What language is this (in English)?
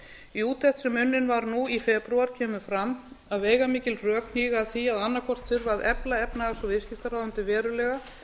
Icelandic